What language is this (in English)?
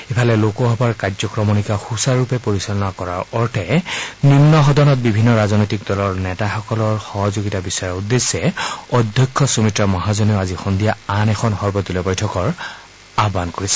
Assamese